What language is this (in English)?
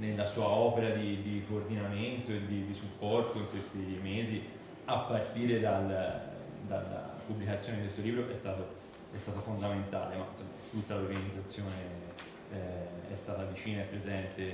Italian